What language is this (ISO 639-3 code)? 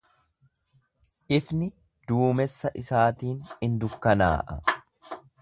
orm